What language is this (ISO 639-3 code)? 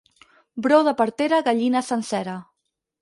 cat